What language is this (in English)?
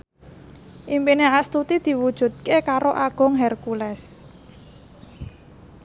Javanese